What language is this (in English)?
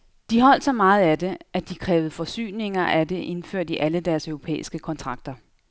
Danish